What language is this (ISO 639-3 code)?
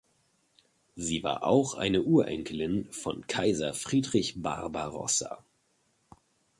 deu